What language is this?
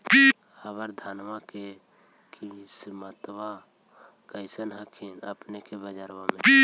Magahi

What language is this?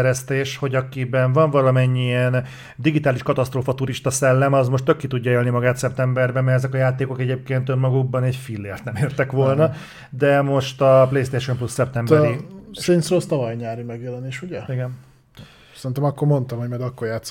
Hungarian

